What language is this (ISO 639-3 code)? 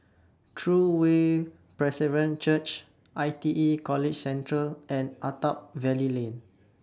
eng